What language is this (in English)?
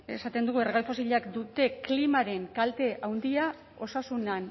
Basque